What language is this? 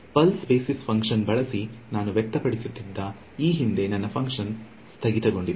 Kannada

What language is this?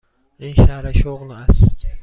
Persian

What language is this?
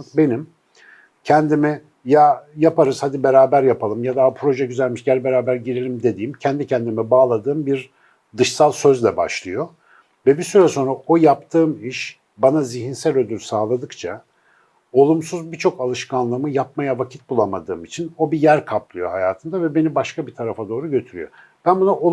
Turkish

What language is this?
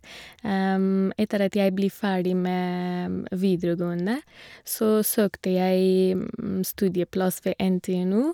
Norwegian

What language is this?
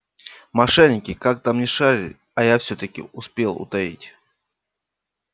Russian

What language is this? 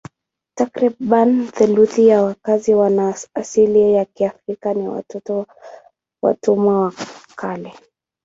Swahili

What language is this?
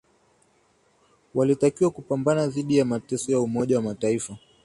Swahili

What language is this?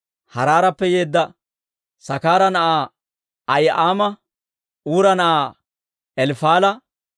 Dawro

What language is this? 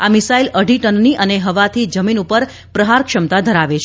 Gujarati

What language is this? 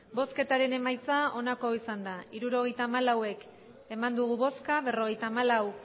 Basque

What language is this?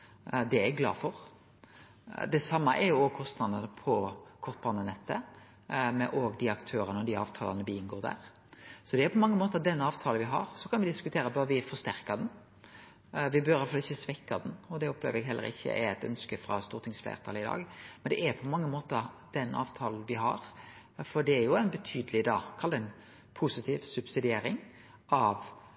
Norwegian Nynorsk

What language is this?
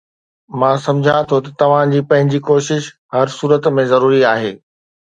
Sindhi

